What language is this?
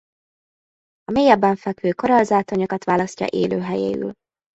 Hungarian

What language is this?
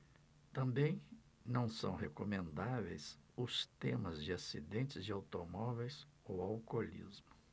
Portuguese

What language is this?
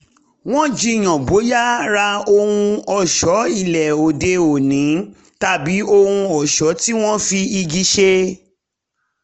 Yoruba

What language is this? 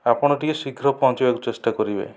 Odia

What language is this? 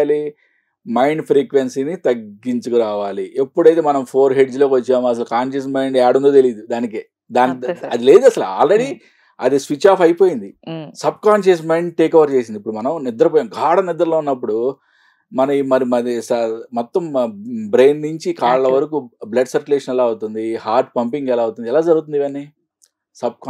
Telugu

